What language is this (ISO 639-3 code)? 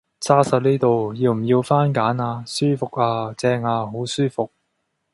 yue